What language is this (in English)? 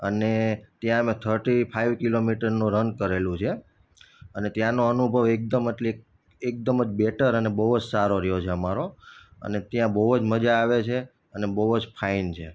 Gujarati